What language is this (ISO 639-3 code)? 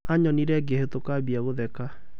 kik